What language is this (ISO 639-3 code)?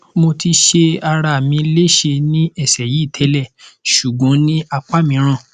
yor